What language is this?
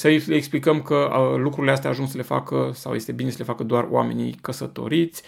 Romanian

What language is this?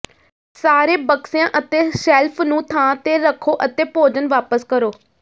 Punjabi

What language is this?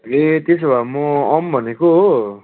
Nepali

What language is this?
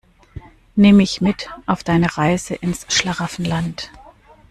German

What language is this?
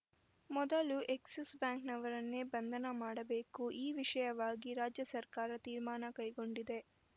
Kannada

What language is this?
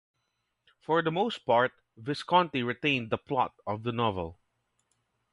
English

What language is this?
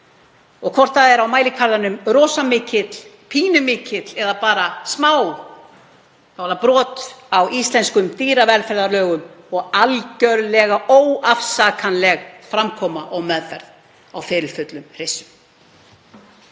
Icelandic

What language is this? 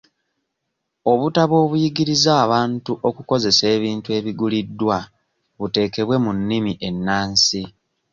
Ganda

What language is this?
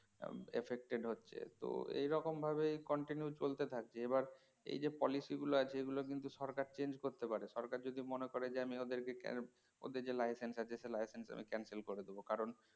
Bangla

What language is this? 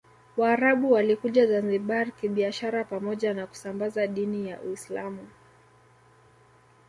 Swahili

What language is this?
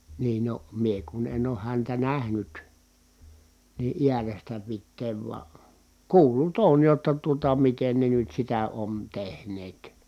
Finnish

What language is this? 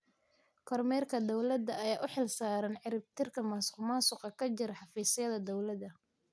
Somali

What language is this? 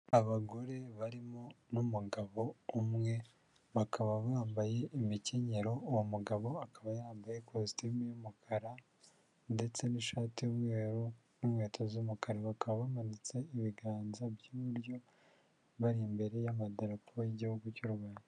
Kinyarwanda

